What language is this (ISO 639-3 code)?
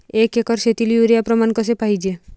mar